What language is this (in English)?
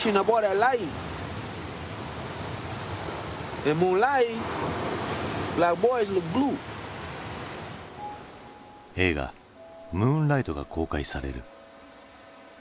Japanese